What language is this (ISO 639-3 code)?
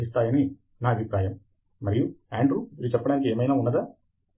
tel